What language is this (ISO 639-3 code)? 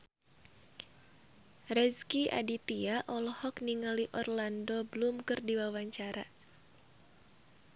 sun